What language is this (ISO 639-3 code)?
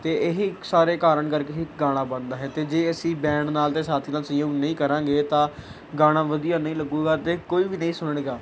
pan